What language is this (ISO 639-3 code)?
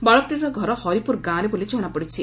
ori